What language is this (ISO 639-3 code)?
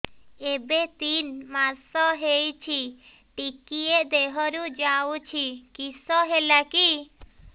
ori